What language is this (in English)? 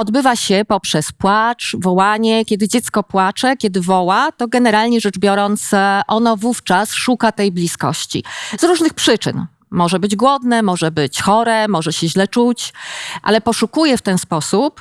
Polish